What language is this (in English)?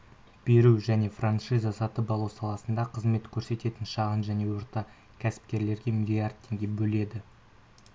Kazakh